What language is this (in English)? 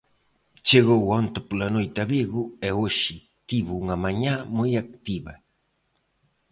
Galician